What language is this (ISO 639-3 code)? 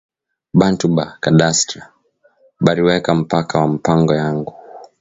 swa